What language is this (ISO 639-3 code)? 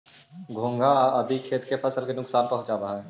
mag